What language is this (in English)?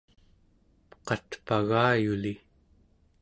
Central Yupik